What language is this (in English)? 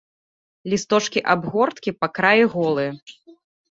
Belarusian